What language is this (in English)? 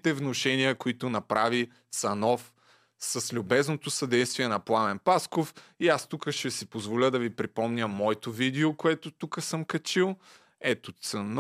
Bulgarian